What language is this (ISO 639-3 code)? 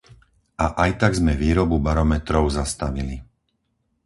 slk